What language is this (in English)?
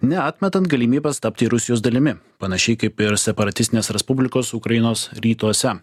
Lithuanian